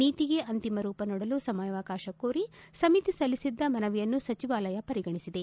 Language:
Kannada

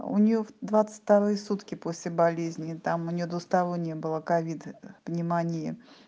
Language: Russian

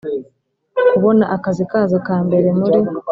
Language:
Kinyarwanda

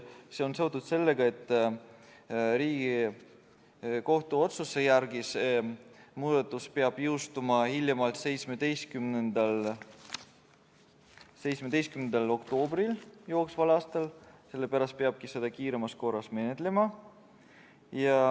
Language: Estonian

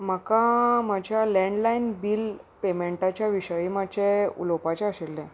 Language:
Konkani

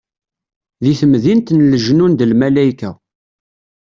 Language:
Kabyle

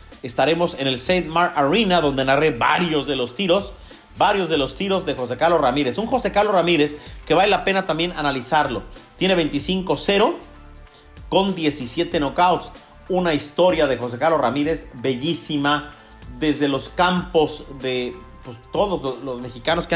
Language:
Spanish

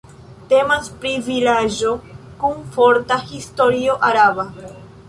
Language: Esperanto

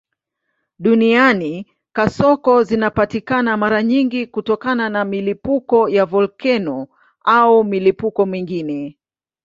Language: Swahili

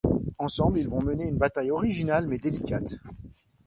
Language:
French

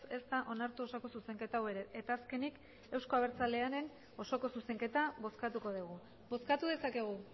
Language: Basque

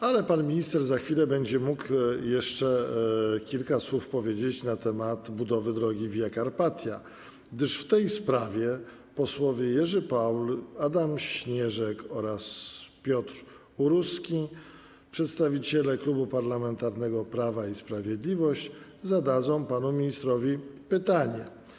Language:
Polish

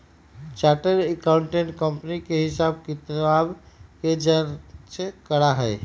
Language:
Magahi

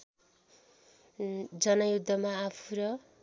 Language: Nepali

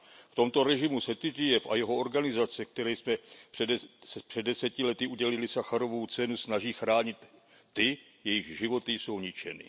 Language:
Czech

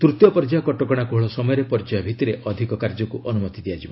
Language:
Odia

